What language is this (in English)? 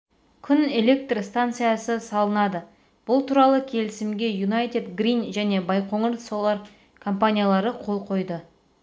Kazakh